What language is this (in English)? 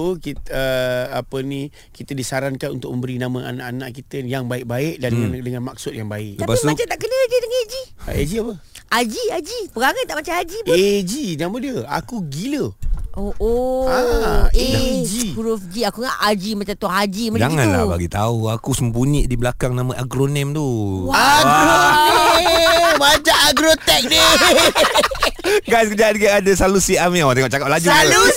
Malay